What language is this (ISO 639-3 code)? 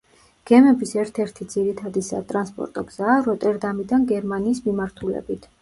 kat